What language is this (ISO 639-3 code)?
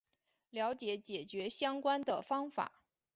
zho